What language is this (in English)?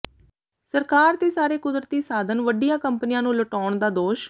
Punjabi